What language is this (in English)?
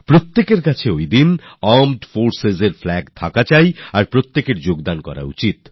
Bangla